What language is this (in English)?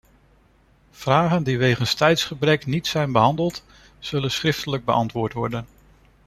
Dutch